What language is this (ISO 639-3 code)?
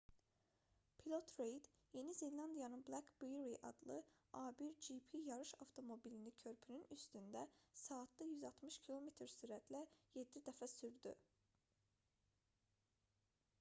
aze